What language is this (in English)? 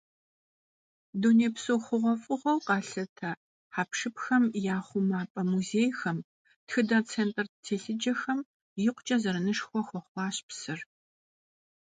Kabardian